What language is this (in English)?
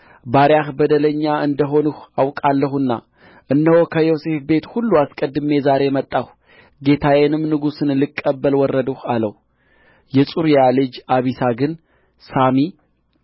Amharic